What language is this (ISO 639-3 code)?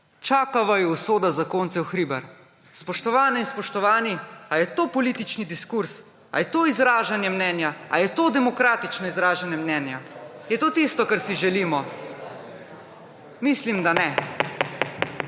slv